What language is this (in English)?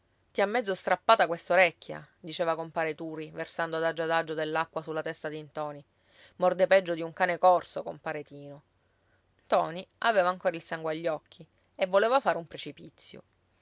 Italian